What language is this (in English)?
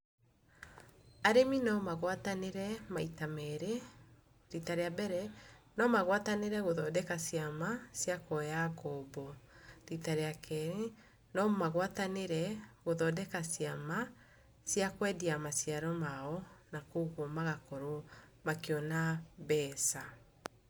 Kikuyu